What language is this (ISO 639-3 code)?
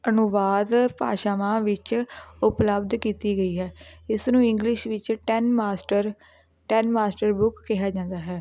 pan